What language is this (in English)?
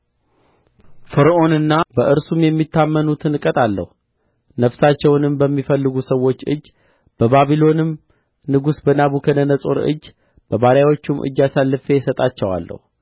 Amharic